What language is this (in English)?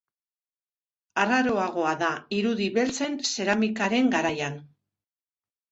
Basque